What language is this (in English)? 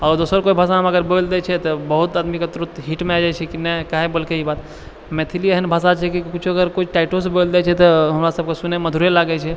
Maithili